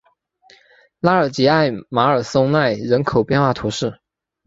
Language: Chinese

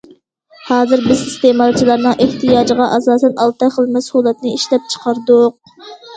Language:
Uyghur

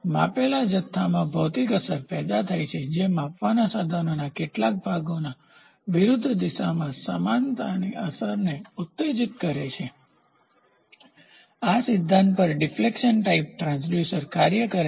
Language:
Gujarati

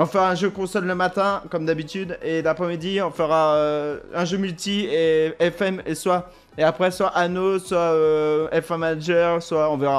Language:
French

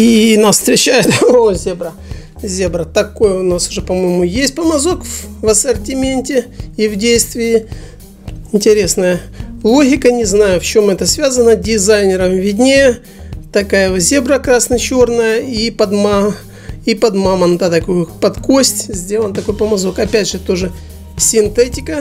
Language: Russian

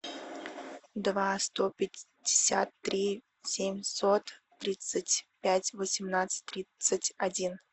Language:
Russian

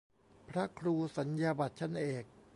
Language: Thai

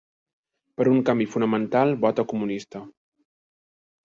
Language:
Catalan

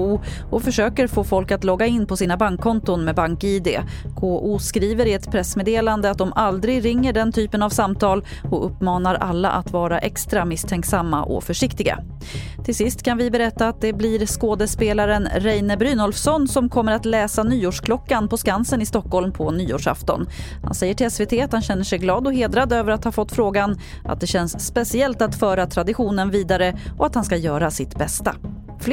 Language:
Swedish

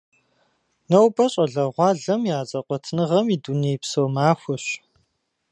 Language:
Kabardian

